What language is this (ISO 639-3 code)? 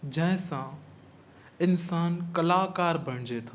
snd